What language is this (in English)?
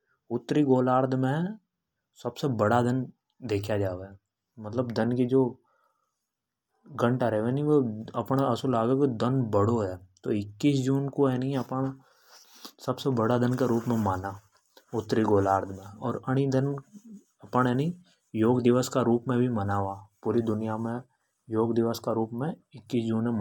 Hadothi